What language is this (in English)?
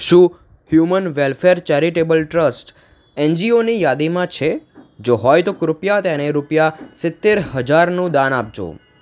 Gujarati